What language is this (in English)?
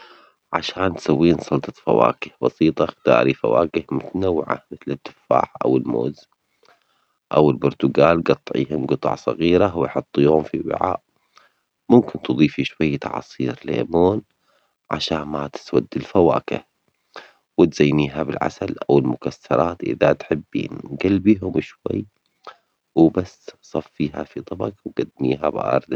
Omani Arabic